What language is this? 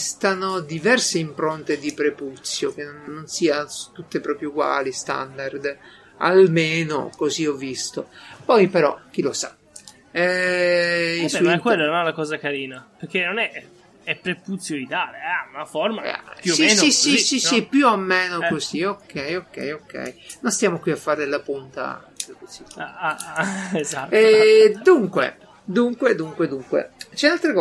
Italian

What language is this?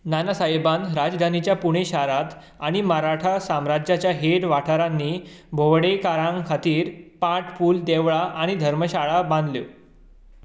Konkani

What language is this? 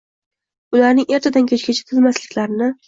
Uzbek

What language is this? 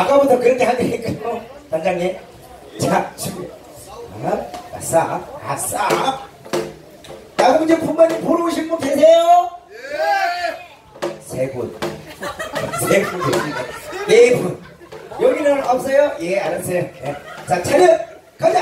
Korean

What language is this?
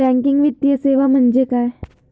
Marathi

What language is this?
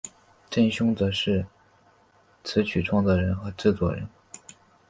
Chinese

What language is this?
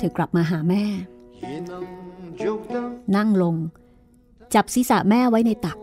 Thai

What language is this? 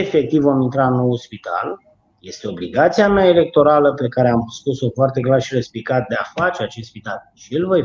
Romanian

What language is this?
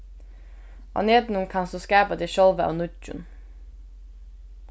Faroese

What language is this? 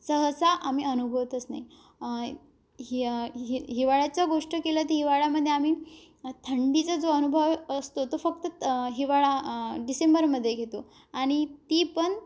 Marathi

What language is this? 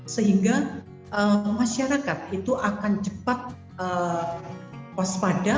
Indonesian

